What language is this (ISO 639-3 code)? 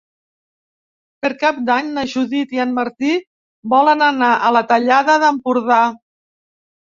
cat